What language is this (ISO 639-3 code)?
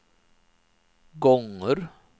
swe